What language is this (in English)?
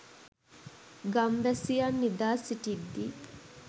Sinhala